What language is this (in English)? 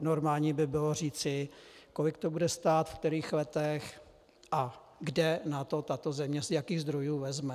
Czech